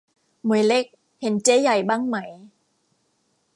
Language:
Thai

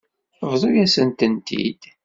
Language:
Kabyle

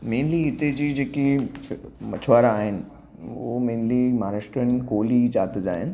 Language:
Sindhi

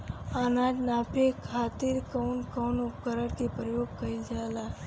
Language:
Bhojpuri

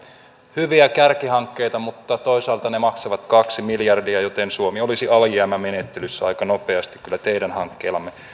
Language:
Finnish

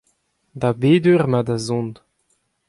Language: Breton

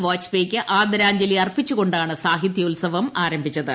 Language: Malayalam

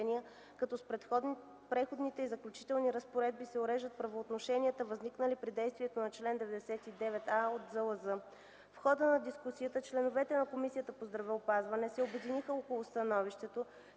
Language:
Bulgarian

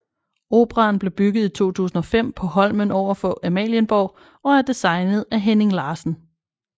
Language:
Danish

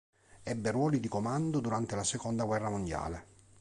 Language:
Italian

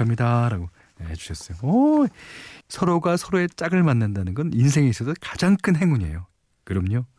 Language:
Korean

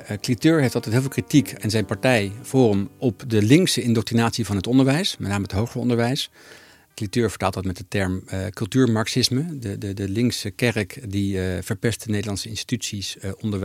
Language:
Dutch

